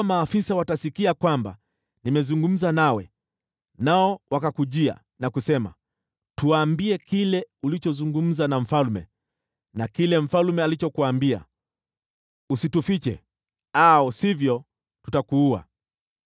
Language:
Swahili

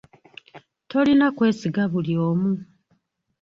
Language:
Ganda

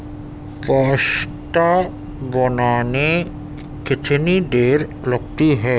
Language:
Urdu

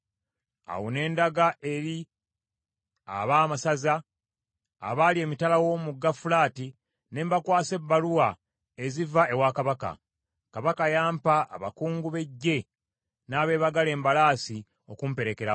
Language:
Ganda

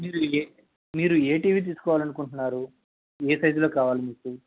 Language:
Telugu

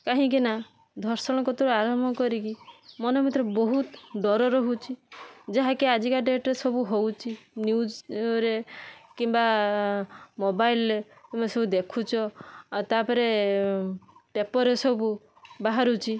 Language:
Odia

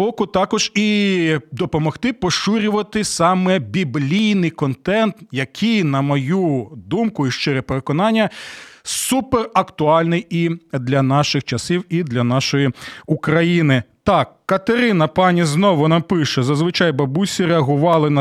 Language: Ukrainian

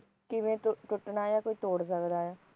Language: Punjabi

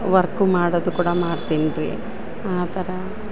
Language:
Kannada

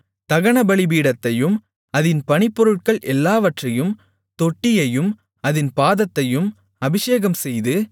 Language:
Tamil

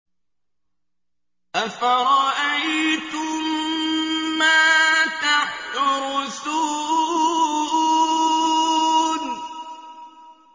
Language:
Arabic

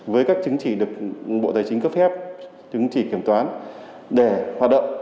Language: Vietnamese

